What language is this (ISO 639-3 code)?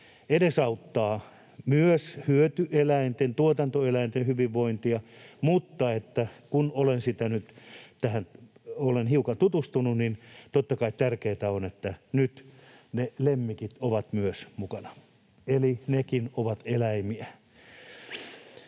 fin